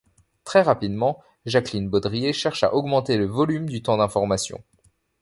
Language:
French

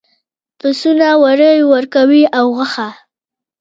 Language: Pashto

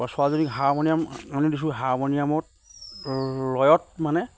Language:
Assamese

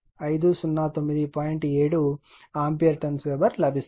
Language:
Telugu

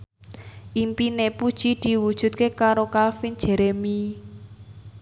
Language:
Javanese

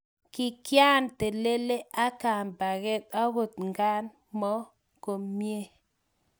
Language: Kalenjin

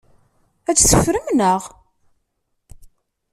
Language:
Kabyle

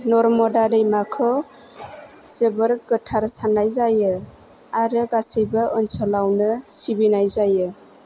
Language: Bodo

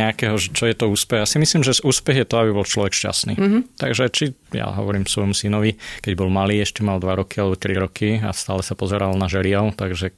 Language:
Slovak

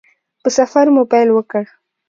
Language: Pashto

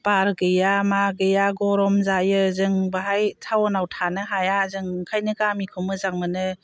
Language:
Bodo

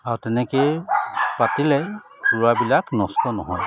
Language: Assamese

